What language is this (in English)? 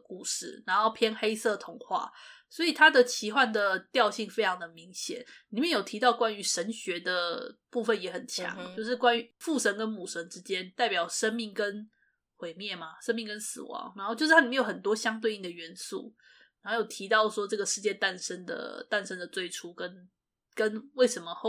Chinese